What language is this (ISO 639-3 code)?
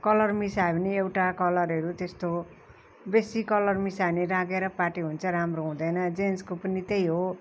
nep